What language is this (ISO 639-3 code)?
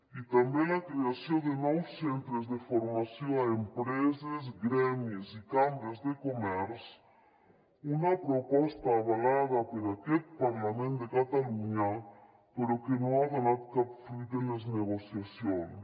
cat